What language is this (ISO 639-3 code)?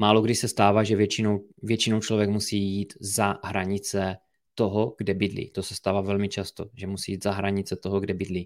ces